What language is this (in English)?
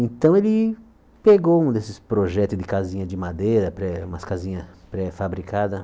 Portuguese